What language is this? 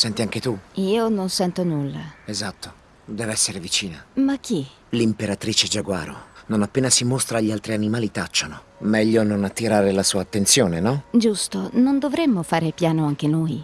Italian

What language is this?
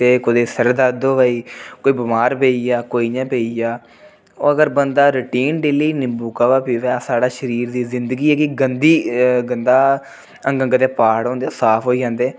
Dogri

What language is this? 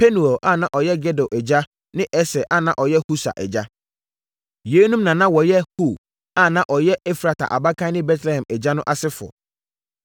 Akan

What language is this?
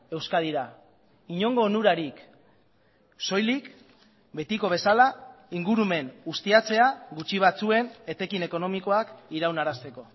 Basque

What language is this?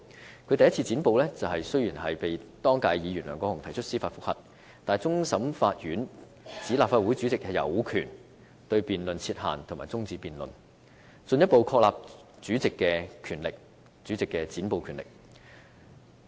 Cantonese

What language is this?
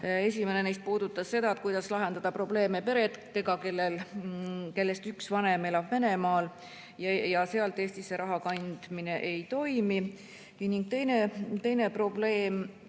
Estonian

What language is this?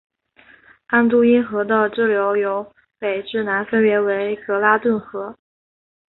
Chinese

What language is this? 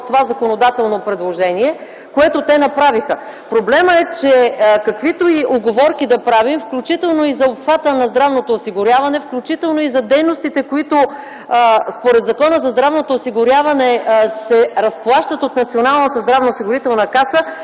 Bulgarian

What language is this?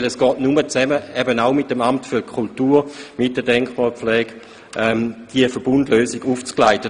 Swiss German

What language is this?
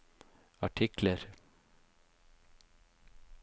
Norwegian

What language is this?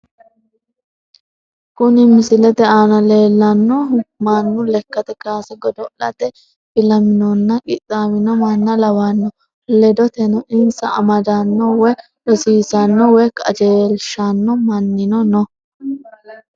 Sidamo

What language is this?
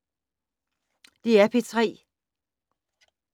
Danish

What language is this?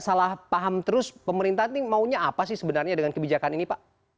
Indonesian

